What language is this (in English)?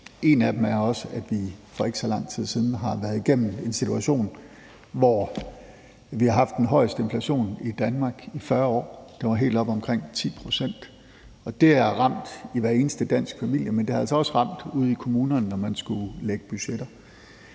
Danish